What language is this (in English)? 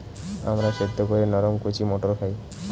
Bangla